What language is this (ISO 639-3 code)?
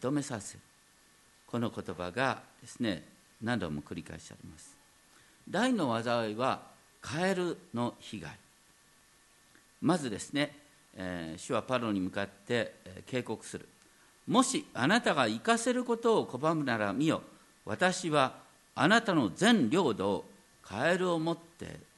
jpn